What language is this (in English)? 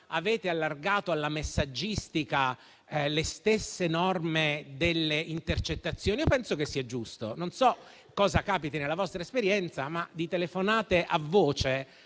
Italian